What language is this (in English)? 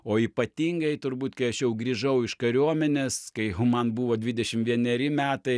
Lithuanian